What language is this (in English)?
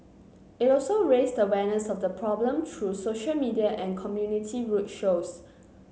English